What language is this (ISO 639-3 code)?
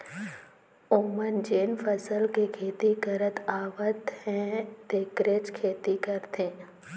hne